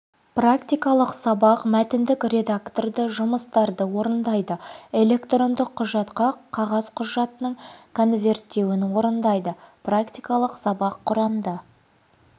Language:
Kazakh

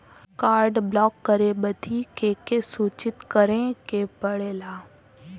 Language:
Bhojpuri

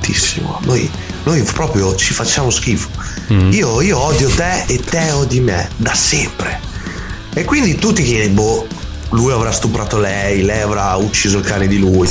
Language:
Italian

